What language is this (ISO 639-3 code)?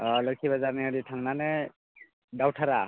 brx